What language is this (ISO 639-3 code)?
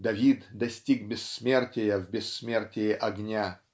rus